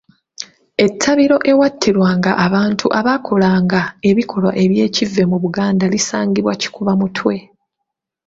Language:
Ganda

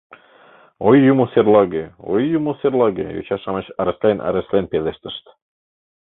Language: Mari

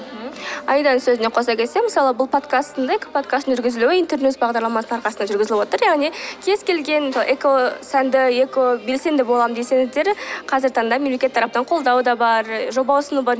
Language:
Kazakh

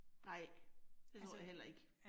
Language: Danish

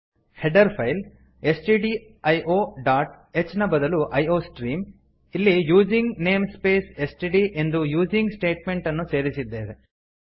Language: Kannada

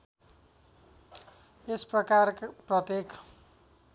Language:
Nepali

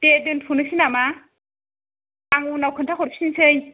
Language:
Bodo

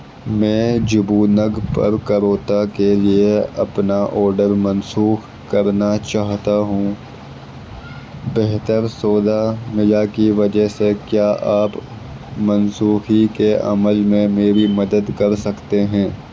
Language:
Urdu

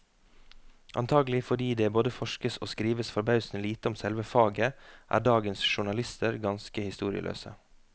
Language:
Norwegian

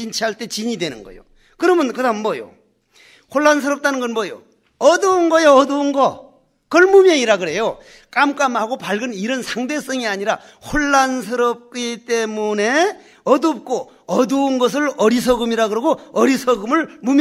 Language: Korean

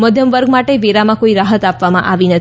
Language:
Gujarati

